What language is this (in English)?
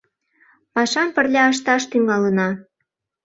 Mari